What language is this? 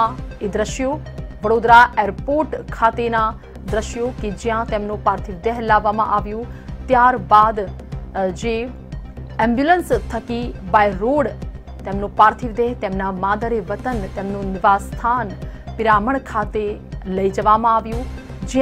Hindi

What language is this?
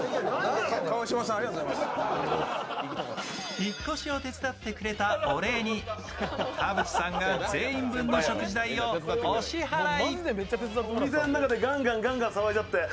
Japanese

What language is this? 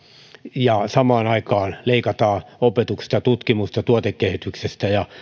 Finnish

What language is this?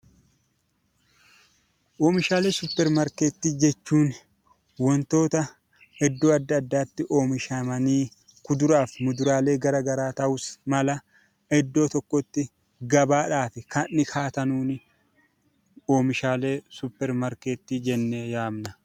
Oromo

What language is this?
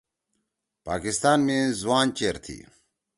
Torwali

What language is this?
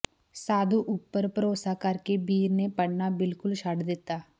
Punjabi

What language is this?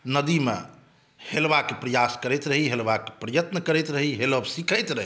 Maithili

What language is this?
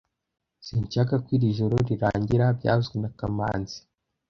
Kinyarwanda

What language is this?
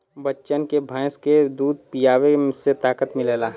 Bhojpuri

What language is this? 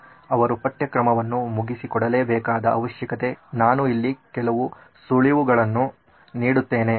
Kannada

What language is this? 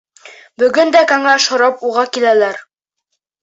Bashkir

